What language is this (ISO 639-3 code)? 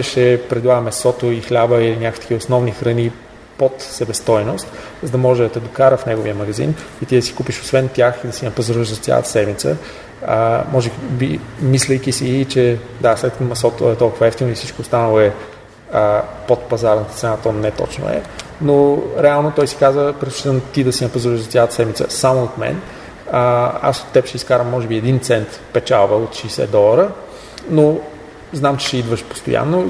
bul